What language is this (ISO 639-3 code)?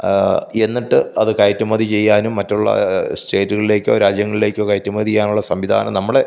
mal